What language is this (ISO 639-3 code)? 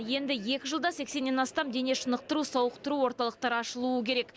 kaz